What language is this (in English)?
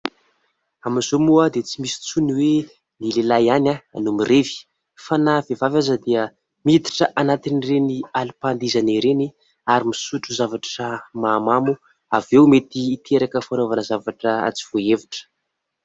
Malagasy